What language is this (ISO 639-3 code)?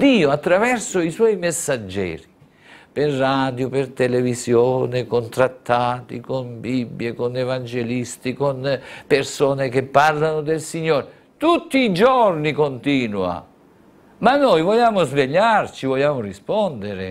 ita